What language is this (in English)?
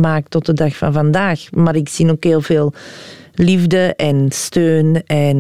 Dutch